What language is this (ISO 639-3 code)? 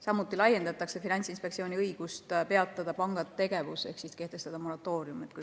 est